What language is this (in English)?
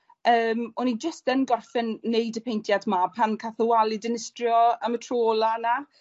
Welsh